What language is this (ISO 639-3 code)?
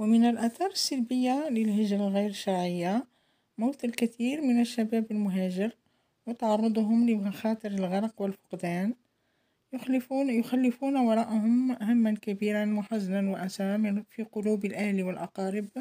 ara